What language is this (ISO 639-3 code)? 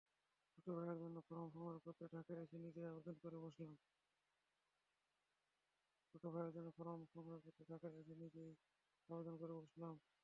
ben